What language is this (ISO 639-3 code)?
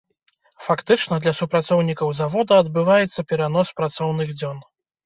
bel